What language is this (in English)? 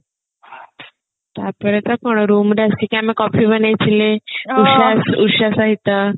Odia